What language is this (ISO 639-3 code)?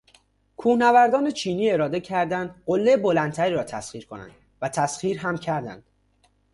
fas